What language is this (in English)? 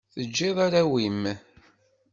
Kabyle